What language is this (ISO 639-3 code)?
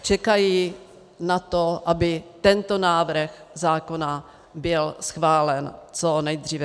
ces